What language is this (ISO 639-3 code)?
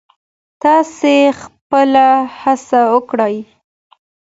pus